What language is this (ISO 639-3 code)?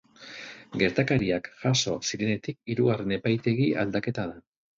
eus